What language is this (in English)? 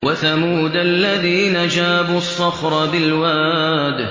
Arabic